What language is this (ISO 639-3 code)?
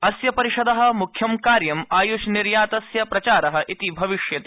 san